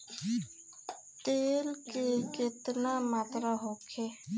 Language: Bhojpuri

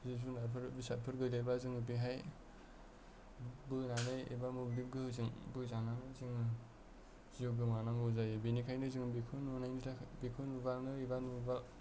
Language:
Bodo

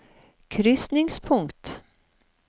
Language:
Norwegian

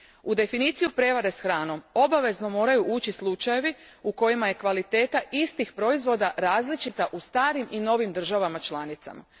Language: Croatian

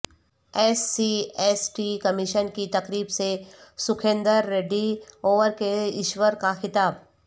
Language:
Urdu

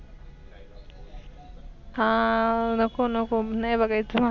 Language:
Marathi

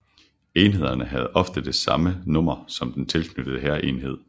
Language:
Danish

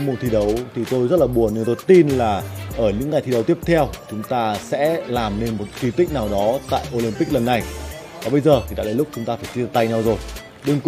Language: Vietnamese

